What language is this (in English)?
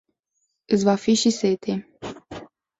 Romanian